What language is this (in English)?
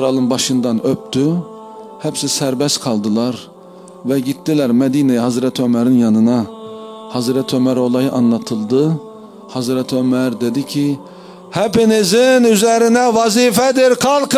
Turkish